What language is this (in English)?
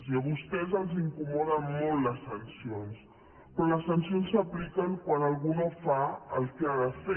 Catalan